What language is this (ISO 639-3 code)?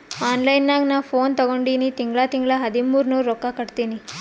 kan